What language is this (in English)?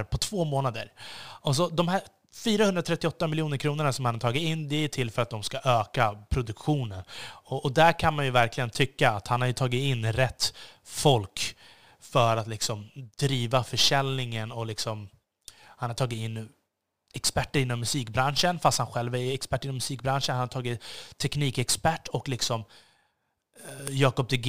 Swedish